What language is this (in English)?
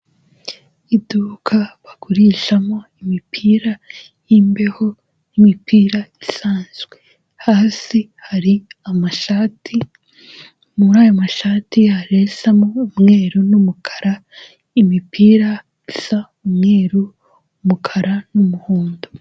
Kinyarwanda